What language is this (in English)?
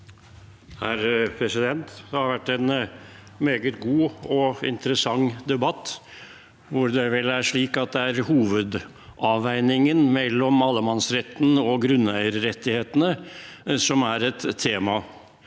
Norwegian